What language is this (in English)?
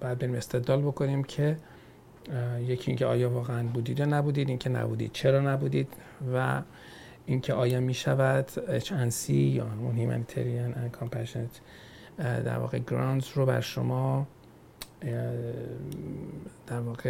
Persian